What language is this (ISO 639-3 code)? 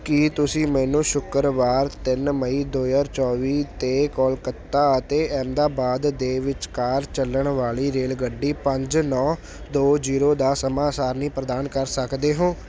pan